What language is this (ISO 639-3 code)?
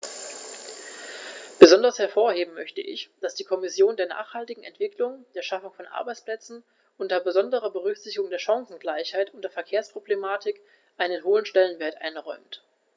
deu